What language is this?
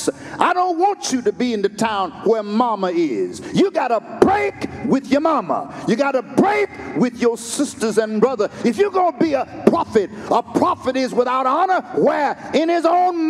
English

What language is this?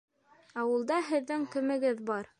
Bashkir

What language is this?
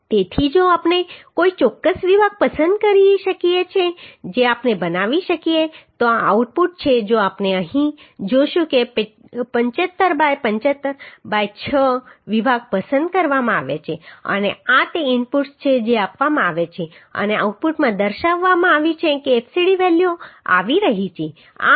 Gujarati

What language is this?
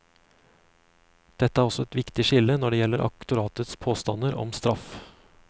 Norwegian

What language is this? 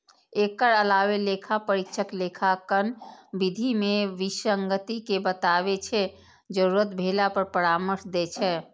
Maithili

